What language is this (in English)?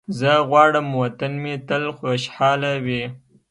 Pashto